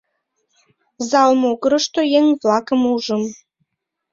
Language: Mari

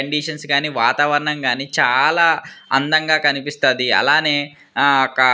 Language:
Telugu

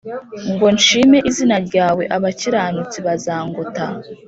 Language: Kinyarwanda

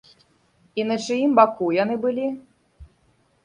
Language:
Belarusian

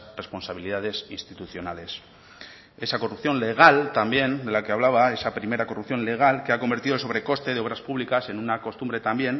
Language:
Spanish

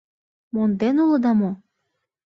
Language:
Mari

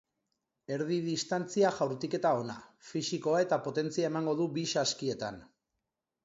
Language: Basque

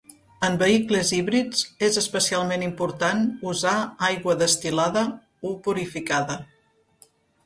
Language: Catalan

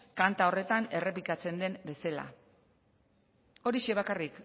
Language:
Basque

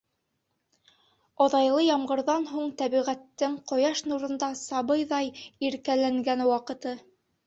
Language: Bashkir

